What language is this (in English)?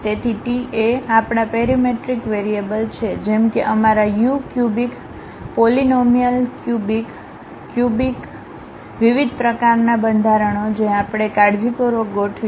Gujarati